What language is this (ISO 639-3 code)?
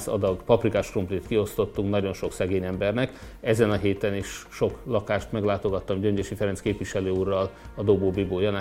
hun